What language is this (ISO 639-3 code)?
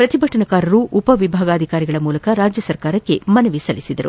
kan